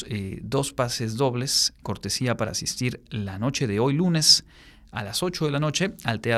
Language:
Spanish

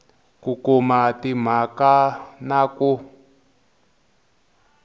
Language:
Tsonga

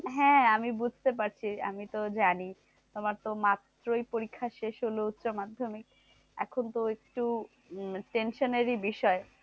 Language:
Bangla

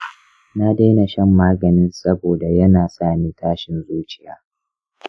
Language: Hausa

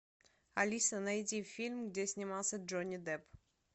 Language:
Russian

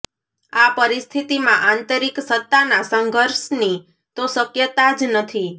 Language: Gujarati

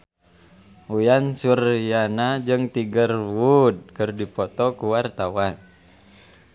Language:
Sundanese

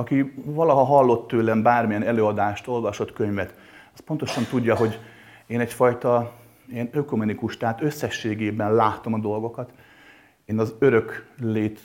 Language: Hungarian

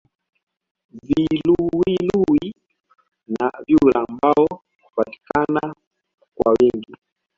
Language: Swahili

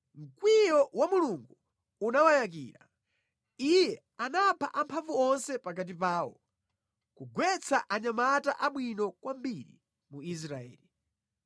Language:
Nyanja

